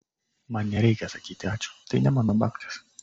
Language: Lithuanian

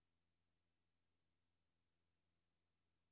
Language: Danish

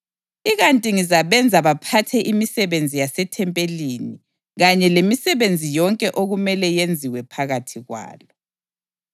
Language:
North Ndebele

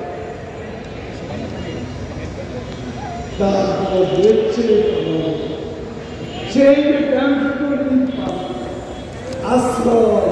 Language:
Korean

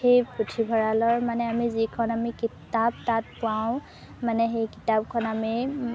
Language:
Assamese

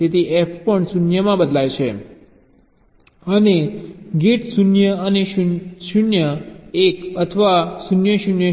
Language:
Gujarati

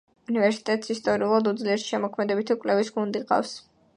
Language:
Georgian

